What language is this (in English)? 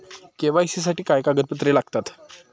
Marathi